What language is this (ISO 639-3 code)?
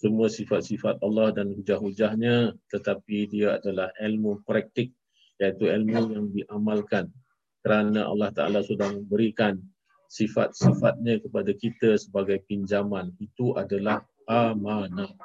msa